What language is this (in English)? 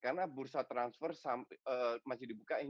Indonesian